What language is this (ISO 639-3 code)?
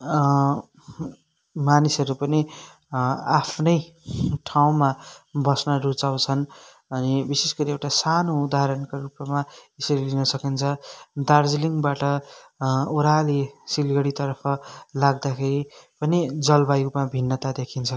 nep